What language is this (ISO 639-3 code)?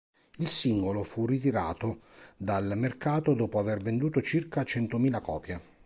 ita